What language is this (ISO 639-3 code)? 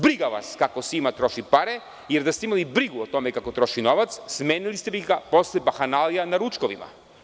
srp